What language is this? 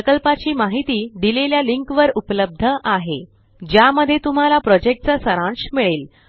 Marathi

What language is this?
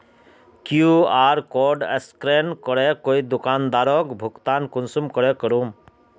Magahi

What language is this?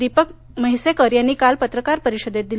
Marathi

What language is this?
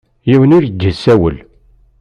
Kabyle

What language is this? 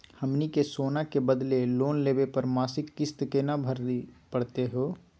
Magahi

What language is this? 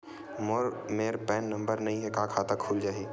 Chhattisgarhi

